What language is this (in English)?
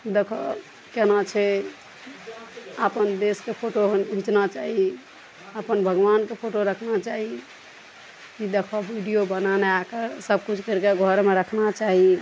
Maithili